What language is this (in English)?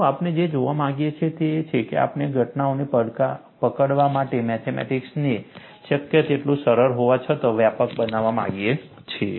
Gujarati